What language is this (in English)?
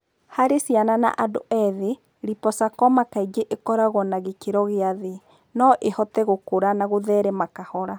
Kikuyu